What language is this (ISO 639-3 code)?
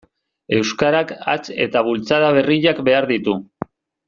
eus